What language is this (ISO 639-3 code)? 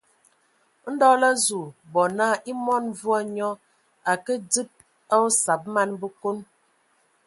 ewo